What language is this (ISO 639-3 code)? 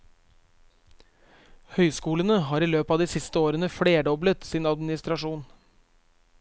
nor